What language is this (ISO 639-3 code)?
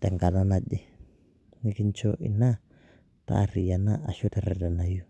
mas